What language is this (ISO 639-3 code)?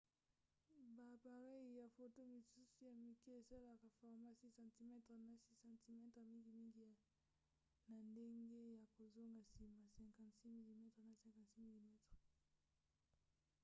lin